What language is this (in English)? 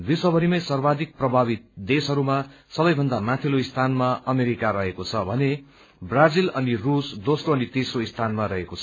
Nepali